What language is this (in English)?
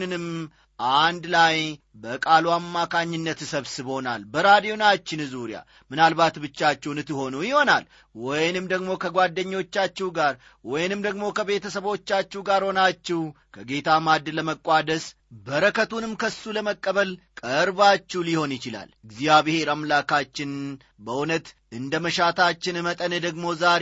Amharic